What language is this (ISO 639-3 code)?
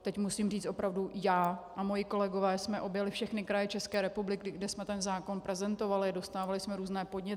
ces